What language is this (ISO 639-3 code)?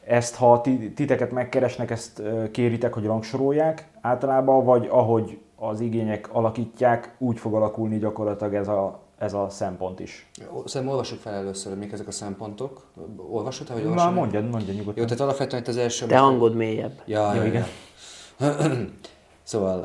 hun